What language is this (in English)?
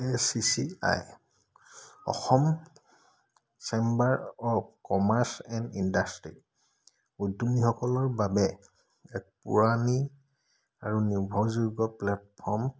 Assamese